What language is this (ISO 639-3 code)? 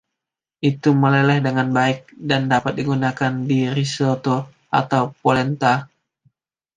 ind